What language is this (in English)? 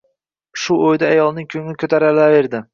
Uzbek